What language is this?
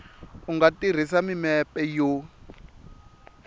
Tsonga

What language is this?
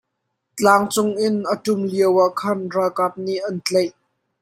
Hakha Chin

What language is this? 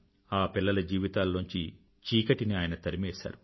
Telugu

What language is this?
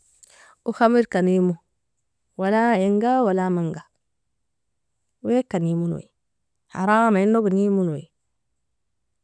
Nobiin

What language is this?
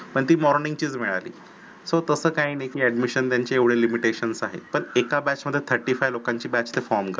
Marathi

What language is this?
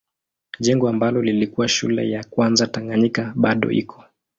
Swahili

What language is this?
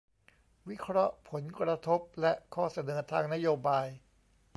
Thai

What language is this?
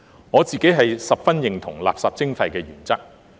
Cantonese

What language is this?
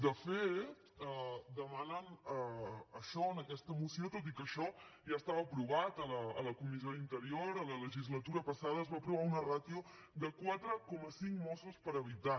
Catalan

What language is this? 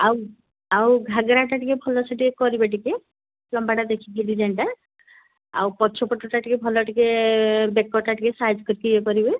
Odia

